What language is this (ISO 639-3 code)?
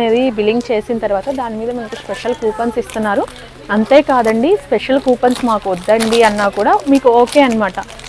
tel